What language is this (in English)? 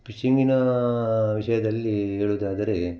Kannada